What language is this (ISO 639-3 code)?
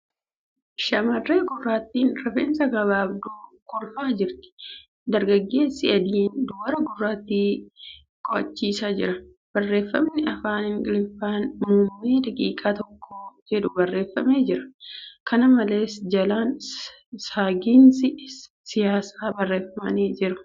orm